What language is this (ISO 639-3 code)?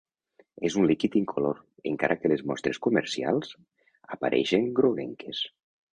cat